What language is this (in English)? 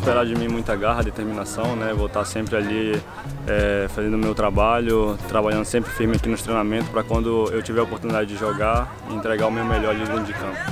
Portuguese